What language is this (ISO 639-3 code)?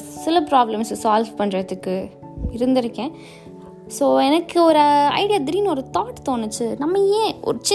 tam